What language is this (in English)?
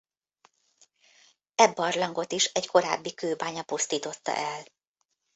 Hungarian